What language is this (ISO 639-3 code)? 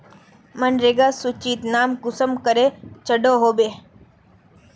mag